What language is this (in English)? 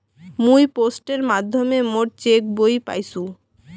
Bangla